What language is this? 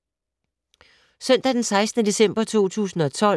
Danish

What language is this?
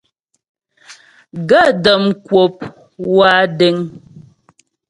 Ghomala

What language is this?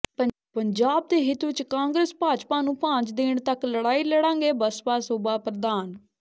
Punjabi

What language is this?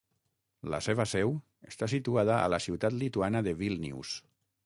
Catalan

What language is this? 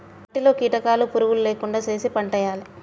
Telugu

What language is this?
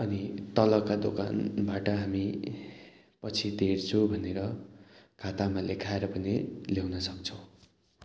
Nepali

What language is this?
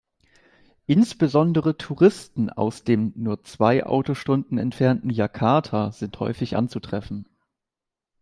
German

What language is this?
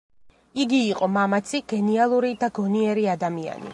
Georgian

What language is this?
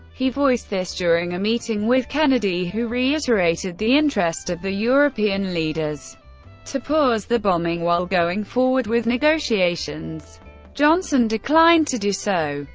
English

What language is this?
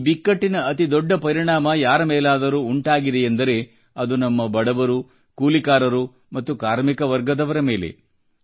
Kannada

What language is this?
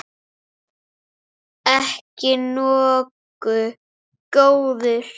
Icelandic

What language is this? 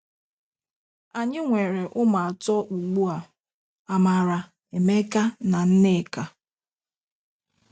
Igbo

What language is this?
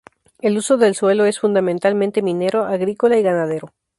Spanish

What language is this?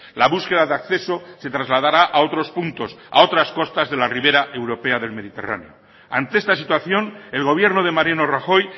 Spanish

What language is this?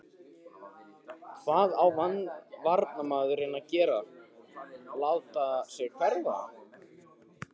Icelandic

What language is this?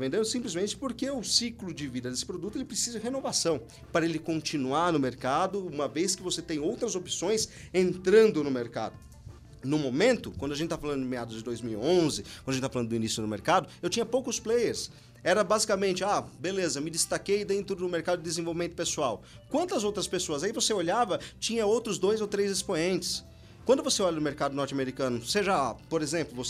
Portuguese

